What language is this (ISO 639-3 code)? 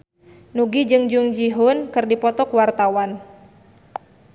sun